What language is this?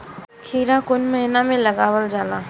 Bhojpuri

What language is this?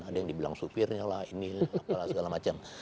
Indonesian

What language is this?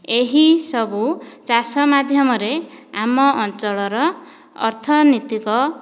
Odia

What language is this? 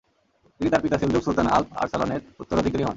Bangla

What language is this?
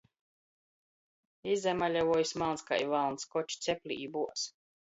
Latgalian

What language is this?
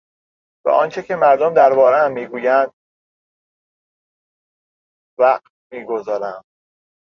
Persian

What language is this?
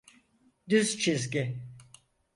Turkish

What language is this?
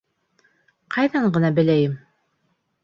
Bashkir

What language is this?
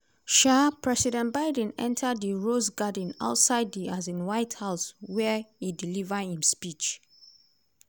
Nigerian Pidgin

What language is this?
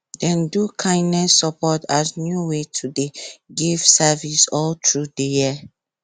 Nigerian Pidgin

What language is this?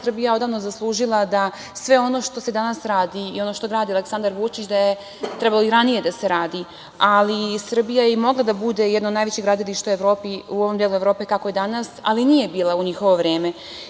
Serbian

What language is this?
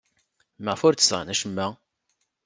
Kabyle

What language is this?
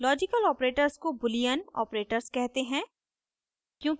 Hindi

